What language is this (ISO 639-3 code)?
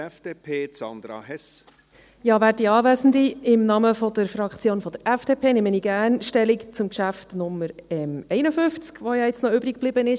gsw